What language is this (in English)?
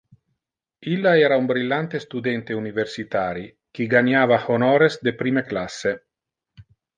Interlingua